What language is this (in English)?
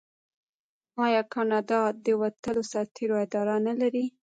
Pashto